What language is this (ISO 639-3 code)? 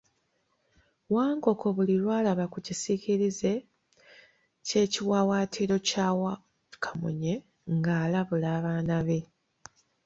lug